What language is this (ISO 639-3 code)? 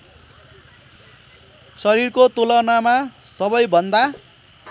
nep